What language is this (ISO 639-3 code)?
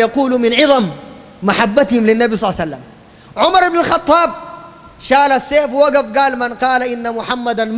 ara